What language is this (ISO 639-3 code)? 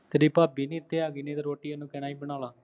pan